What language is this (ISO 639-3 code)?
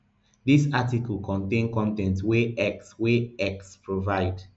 pcm